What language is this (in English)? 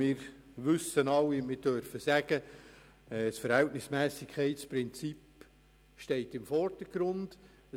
Swiss German